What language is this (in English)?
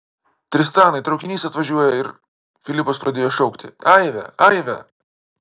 Lithuanian